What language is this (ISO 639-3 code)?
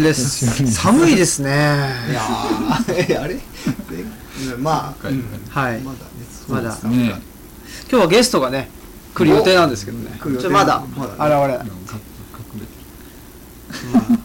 jpn